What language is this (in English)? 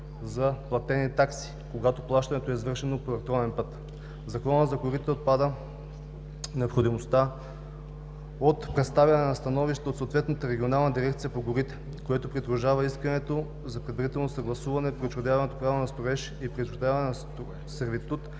Bulgarian